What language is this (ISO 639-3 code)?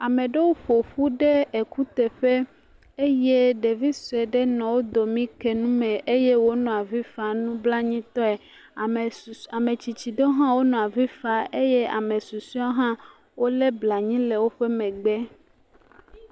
ewe